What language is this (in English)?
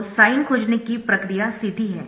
Hindi